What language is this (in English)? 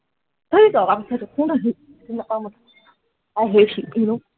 Assamese